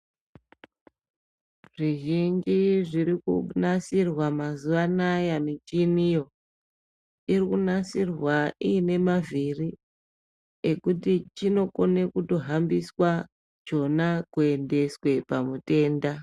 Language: Ndau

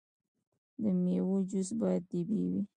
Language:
Pashto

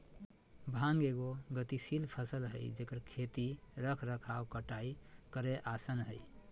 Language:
Magahi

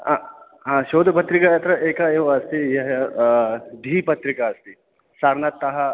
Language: Sanskrit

